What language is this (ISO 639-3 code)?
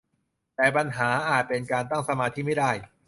tha